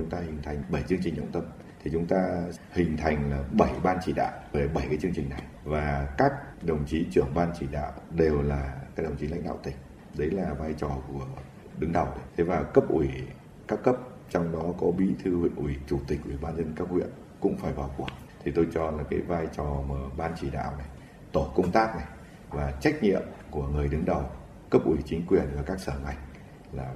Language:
Vietnamese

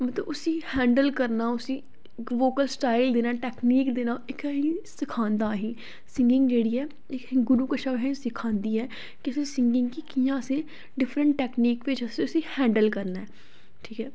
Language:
Dogri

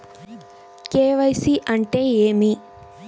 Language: Telugu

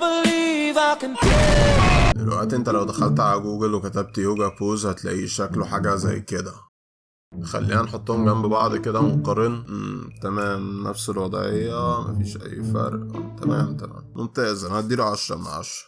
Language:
Arabic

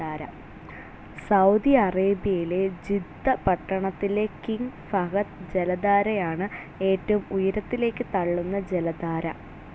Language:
Malayalam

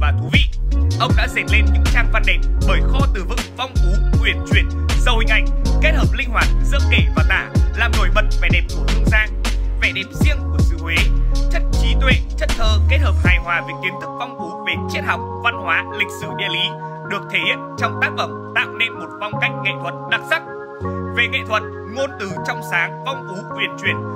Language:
Vietnamese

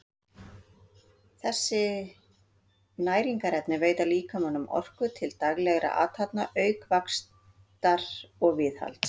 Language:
Icelandic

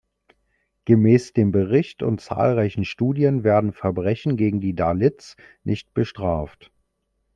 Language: German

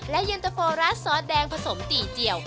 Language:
Thai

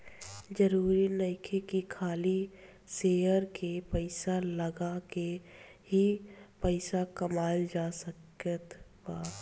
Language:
Bhojpuri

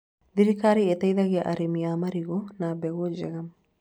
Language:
Kikuyu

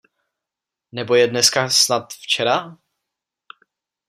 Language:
Czech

